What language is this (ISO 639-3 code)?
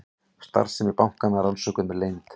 isl